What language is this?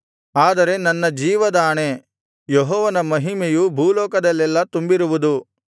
Kannada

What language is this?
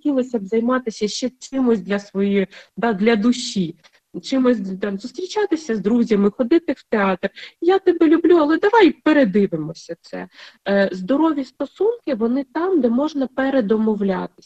Ukrainian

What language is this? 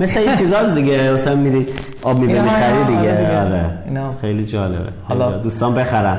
Persian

